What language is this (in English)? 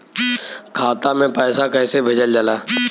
Bhojpuri